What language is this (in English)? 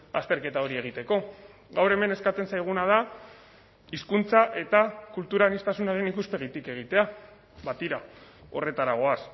Basque